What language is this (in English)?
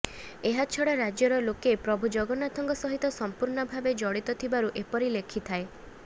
Odia